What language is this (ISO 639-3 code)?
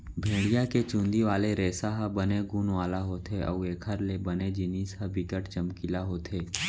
hne